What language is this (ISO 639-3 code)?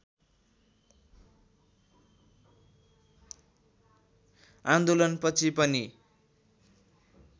nep